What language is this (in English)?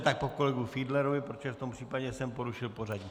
Czech